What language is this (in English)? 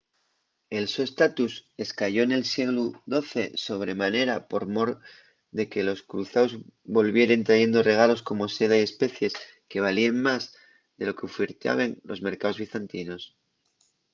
Asturian